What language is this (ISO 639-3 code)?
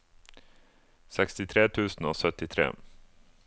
nor